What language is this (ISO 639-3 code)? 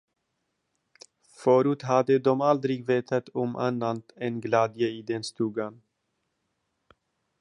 swe